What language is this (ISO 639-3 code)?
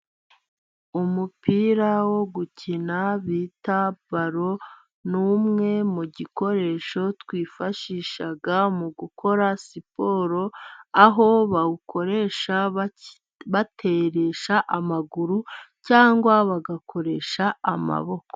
kin